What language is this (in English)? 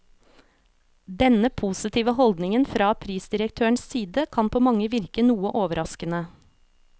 Norwegian